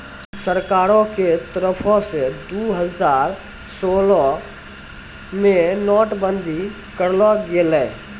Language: Maithili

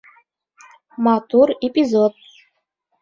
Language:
Bashkir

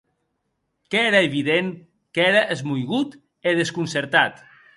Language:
Occitan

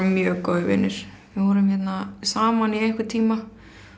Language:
Icelandic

